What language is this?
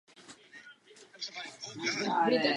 Czech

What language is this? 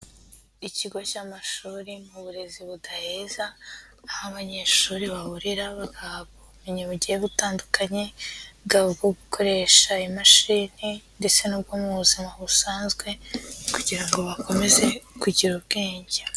Kinyarwanda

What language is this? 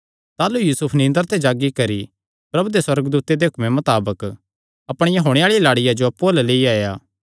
Kangri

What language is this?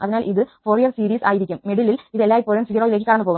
Malayalam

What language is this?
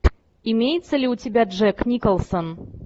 Russian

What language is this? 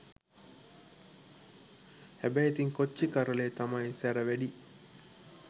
Sinhala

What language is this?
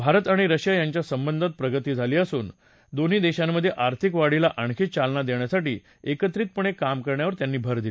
Marathi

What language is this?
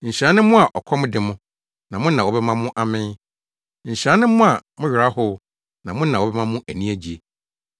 Akan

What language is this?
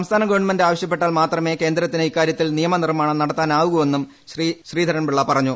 Malayalam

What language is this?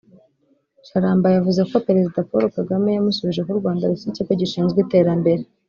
Kinyarwanda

